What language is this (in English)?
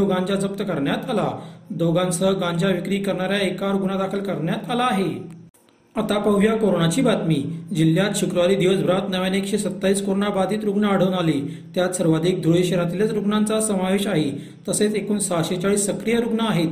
Marathi